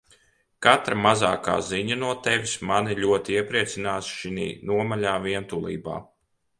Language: Latvian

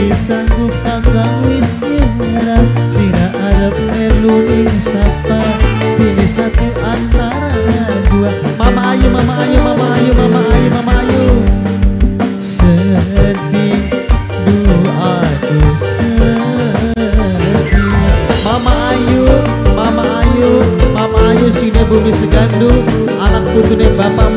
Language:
Indonesian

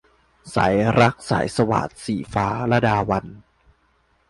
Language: Thai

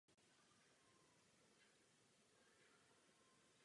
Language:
Czech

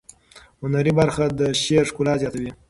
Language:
Pashto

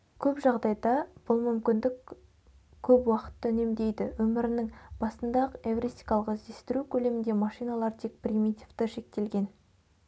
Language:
Kazakh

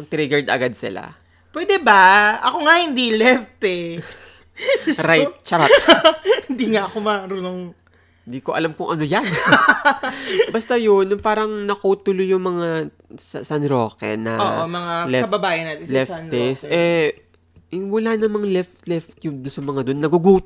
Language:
Filipino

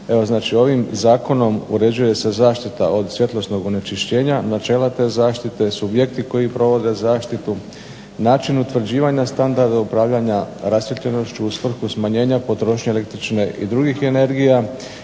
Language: Croatian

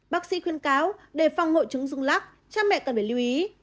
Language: Vietnamese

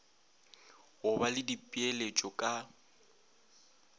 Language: Northern Sotho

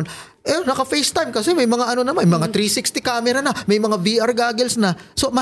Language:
Filipino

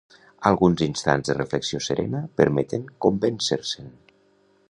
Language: Catalan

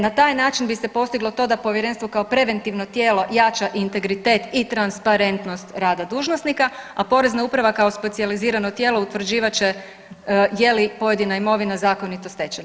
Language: Croatian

